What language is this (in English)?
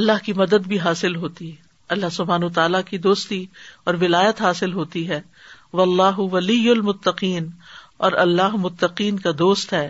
Urdu